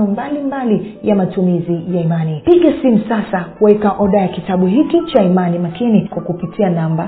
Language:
Swahili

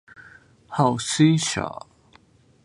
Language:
Chinese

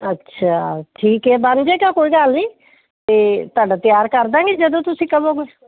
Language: Punjabi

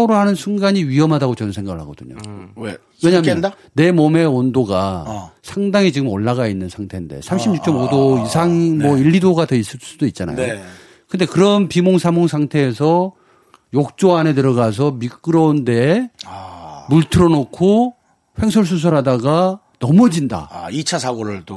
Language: Korean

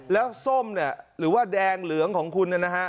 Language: Thai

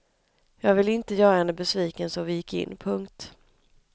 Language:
Swedish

